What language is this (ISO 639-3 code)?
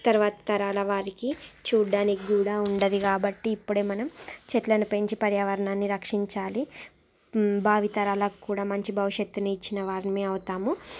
tel